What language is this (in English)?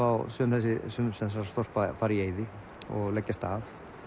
Icelandic